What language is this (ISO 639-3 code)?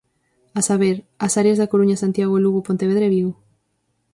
glg